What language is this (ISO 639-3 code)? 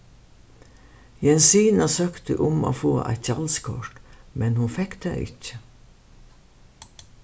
fao